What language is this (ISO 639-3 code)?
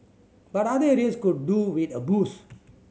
eng